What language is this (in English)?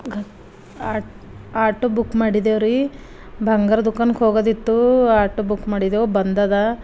Kannada